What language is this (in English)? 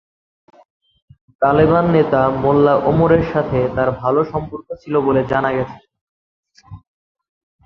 Bangla